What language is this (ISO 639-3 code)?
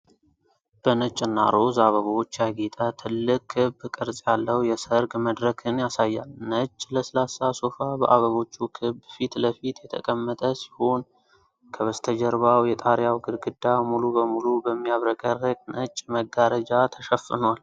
amh